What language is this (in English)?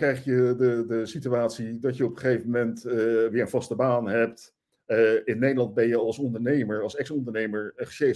Dutch